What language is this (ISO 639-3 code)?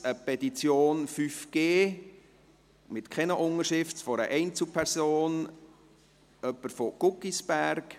gsw